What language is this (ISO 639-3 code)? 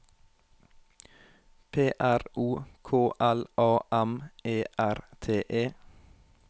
nor